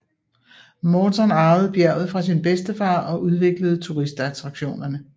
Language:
Danish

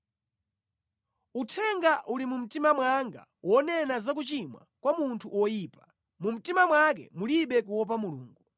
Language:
Nyanja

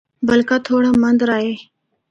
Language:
Northern Hindko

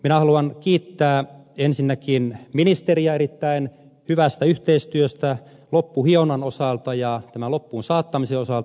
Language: Finnish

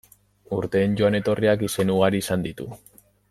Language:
Basque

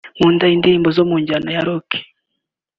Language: Kinyarwanda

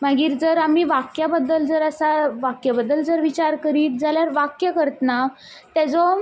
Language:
Konkani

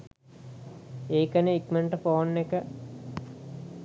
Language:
Sinhala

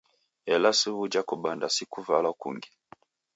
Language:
Taita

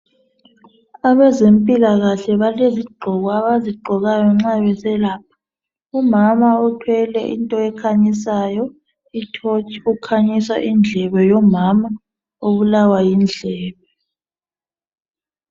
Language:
North Ndebele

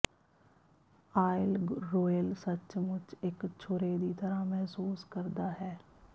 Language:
Punjabi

